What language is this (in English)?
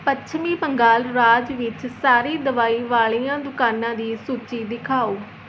Punjabi